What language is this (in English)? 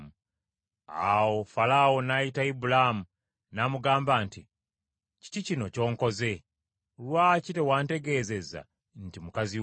Ganda